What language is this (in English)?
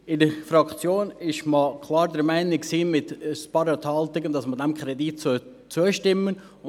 Swiss German